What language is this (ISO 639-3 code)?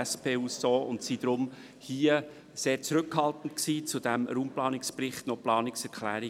gsw